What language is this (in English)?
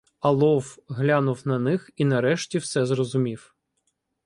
Ukrainian